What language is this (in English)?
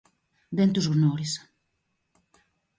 Greek